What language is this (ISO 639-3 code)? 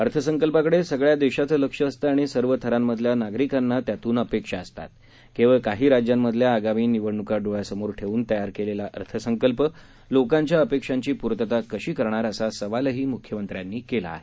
mar